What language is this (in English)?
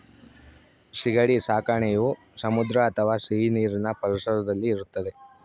Kannada